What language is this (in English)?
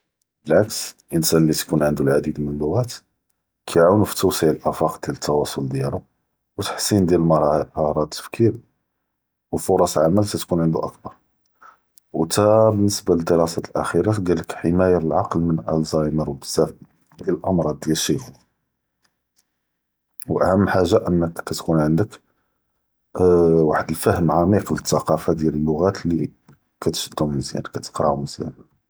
Judeo-Arabic